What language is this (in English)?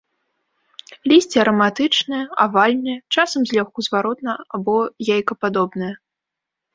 Belarusian